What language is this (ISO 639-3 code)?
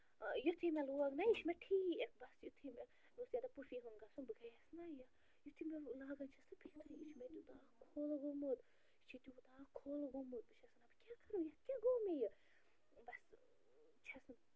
kas